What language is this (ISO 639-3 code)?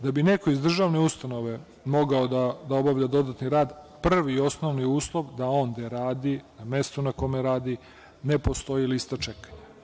srp